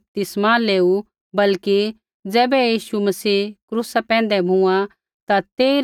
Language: Kullu Pahari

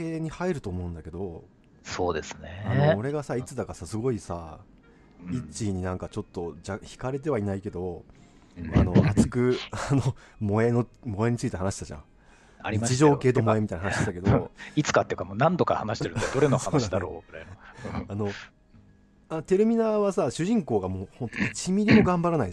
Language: Japanese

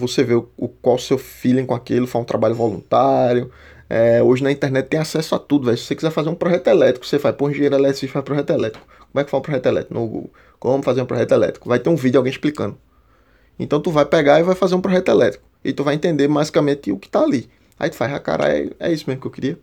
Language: Portuguese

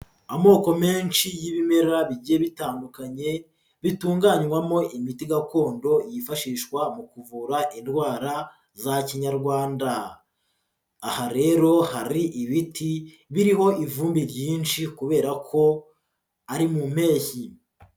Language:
Kinyarwanda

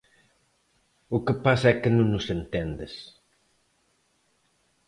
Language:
Galician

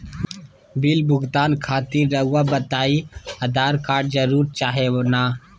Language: Magahi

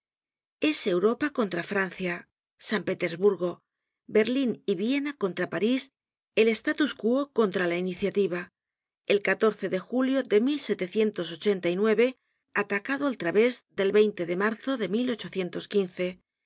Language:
Spanish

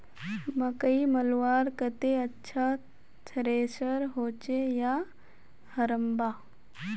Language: Magahi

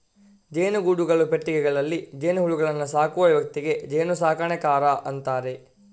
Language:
Kannada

